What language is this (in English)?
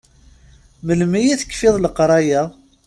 Kabyle